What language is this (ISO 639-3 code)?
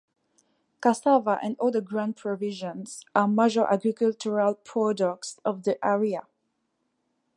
eng